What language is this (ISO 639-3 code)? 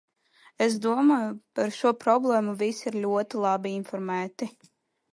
lav